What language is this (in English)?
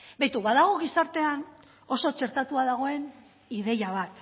Basque